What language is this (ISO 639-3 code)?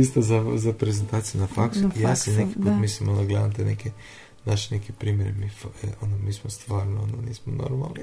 hrv